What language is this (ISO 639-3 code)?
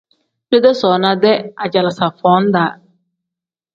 kdh